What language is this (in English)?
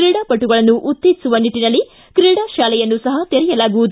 Kannada